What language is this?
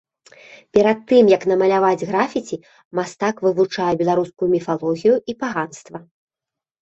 Belarusian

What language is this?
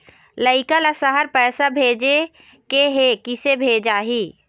Chhattisgarhi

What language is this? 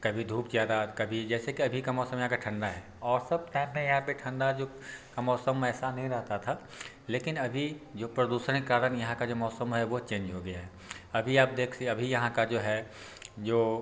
Hindi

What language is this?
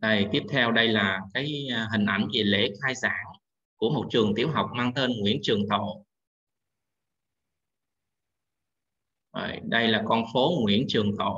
Vietnamese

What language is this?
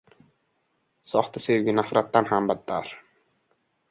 Uzbek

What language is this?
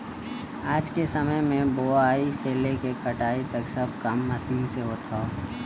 Bhojpuri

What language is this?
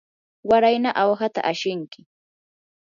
Yanahuanca Pasco Quechua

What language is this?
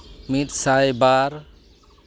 Santali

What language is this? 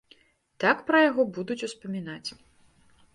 Belarusian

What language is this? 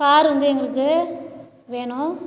Tamil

